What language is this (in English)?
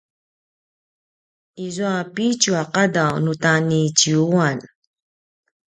Paiwan